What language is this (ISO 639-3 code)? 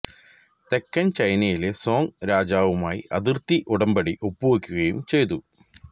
mal